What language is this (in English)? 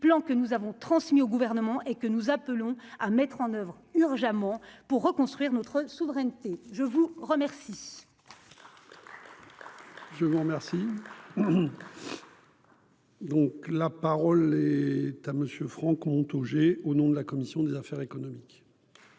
French